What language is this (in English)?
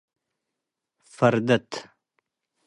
Tigre